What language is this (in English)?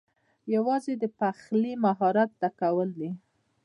Pashto